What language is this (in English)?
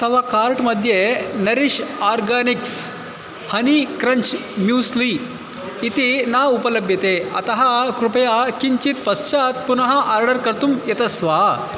Sanskrit